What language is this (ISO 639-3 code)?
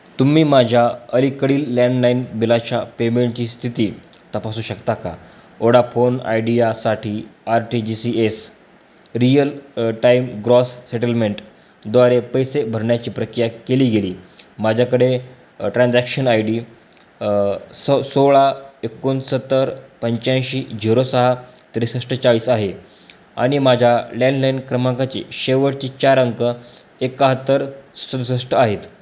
mar